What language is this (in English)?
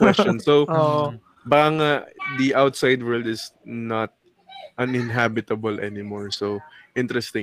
Filipino